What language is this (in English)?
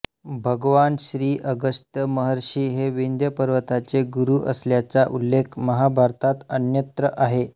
Marathi